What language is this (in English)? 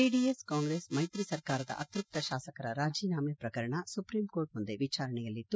Kannada